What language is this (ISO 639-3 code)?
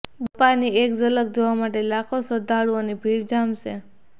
guj